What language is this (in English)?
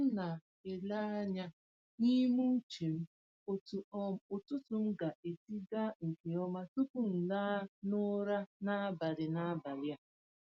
Igbo